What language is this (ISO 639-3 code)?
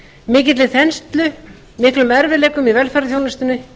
isl